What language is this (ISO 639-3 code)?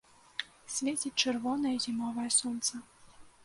bel